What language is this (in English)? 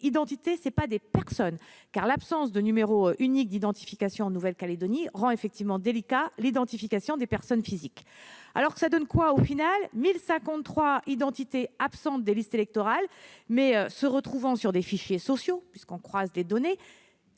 French